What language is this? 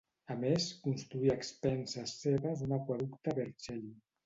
Catalan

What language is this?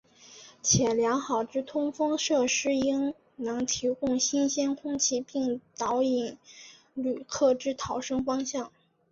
Chinese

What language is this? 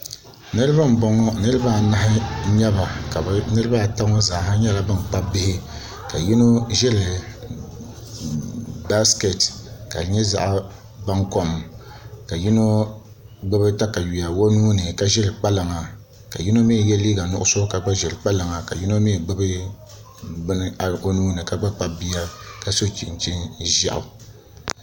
Dagbani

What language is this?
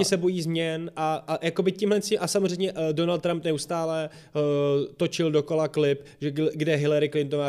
Czech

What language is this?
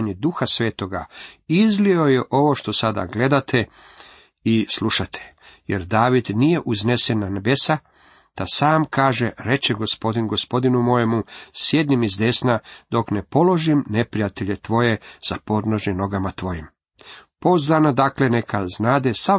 Croatian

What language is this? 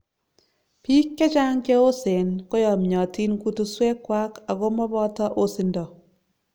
Kalenjin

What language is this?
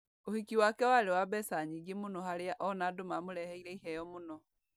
Kikuyu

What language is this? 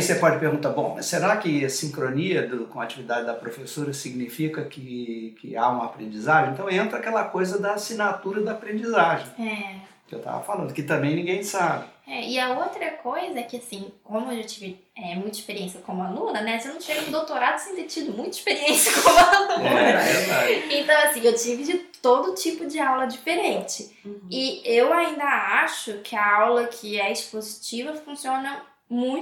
Portuguese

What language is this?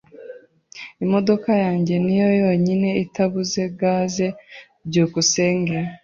Kinyarwanda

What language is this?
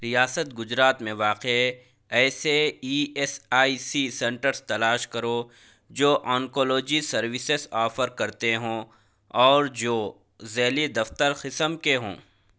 Urdu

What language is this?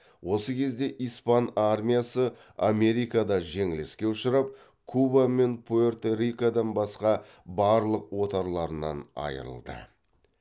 Kazakh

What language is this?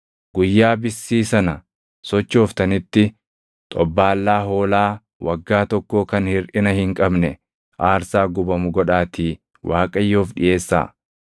Oromo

